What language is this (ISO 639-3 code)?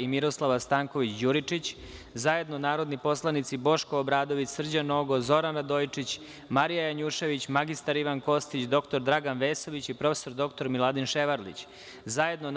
srp